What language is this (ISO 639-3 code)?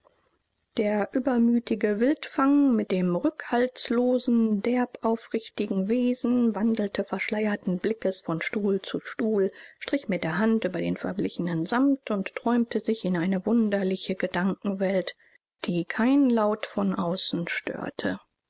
deu